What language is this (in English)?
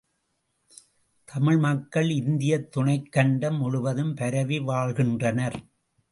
Tamil